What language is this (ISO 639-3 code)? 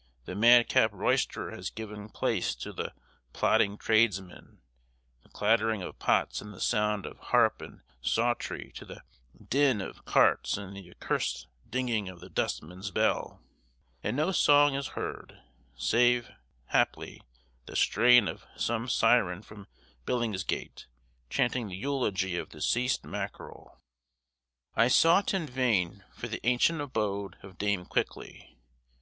eng